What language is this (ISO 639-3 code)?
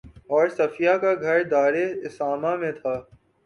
urd